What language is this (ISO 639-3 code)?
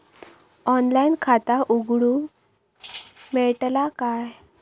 mar